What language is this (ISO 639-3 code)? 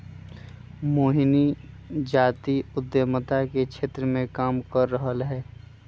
mag